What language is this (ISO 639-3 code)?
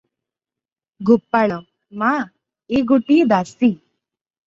ori